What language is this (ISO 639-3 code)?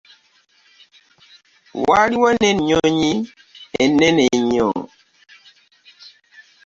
lug